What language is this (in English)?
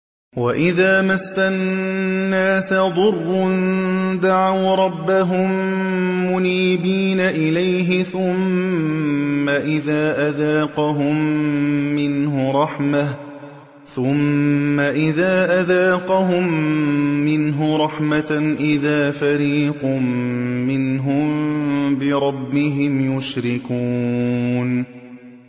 Arabic